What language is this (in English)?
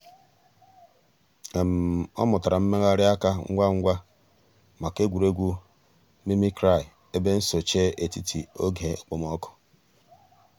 Igbo